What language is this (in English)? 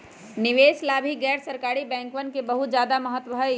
Magahi